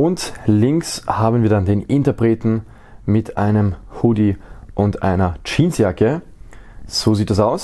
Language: German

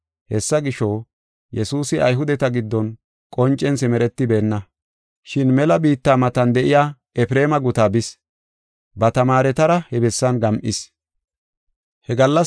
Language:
Gofa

